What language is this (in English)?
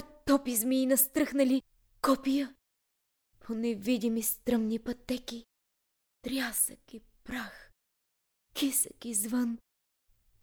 Bulgarian